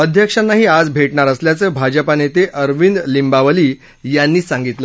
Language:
Marathi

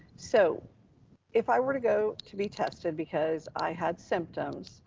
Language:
English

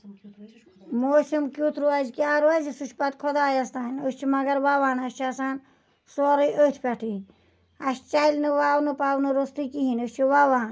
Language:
Kashmiri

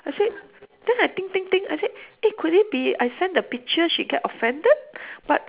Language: English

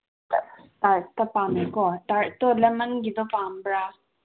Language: Manipuri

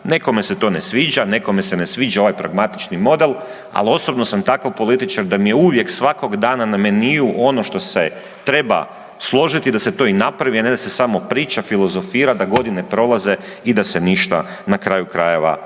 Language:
Croatian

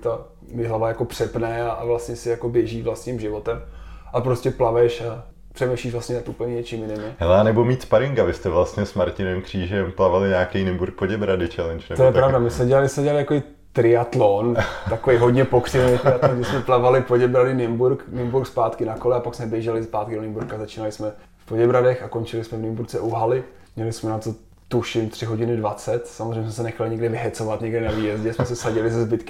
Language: Czech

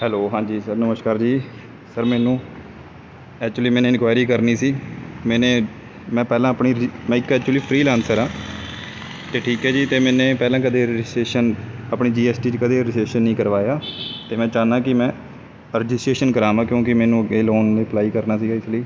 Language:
Punjabi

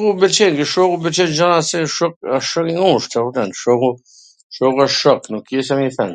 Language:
Gheg Albanian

